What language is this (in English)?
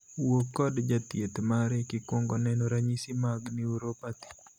Luo (Kenya and Tanzania)